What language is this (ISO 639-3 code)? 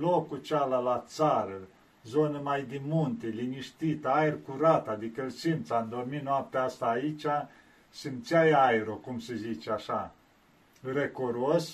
ron